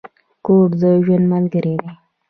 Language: Pashto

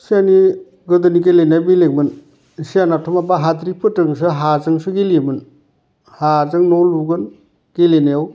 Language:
Bodo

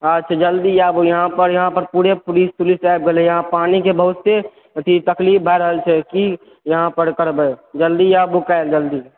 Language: Maithili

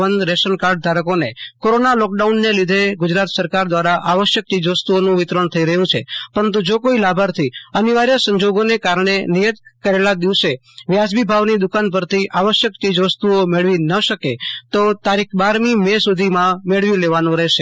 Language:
Gujarati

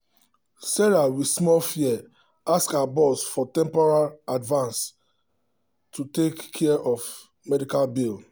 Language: Nigerian Pidgin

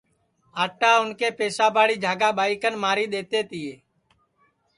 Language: Sansi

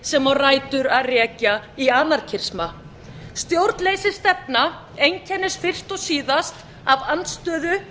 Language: Icelandic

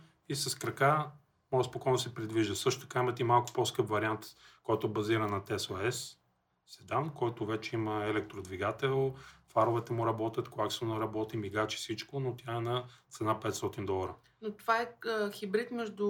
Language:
Bulgarian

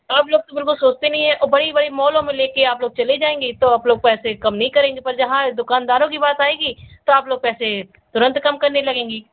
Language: Hindi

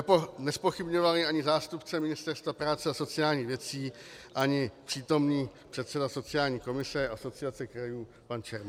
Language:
Czech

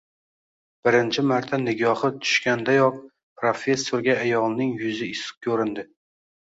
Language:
Uzbek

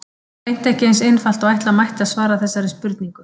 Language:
Icelandic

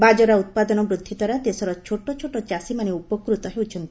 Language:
Odia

